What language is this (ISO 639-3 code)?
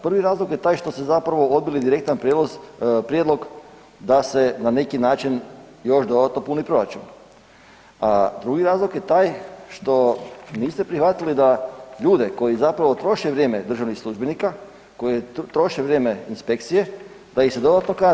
hrv